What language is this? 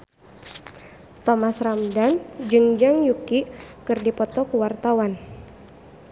Sundanese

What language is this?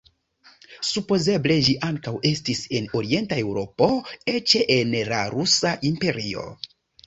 Esperanto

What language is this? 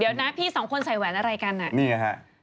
Thai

